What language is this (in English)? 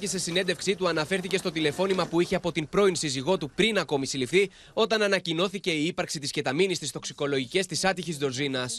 Greek